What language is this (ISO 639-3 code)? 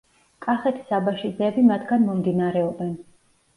kat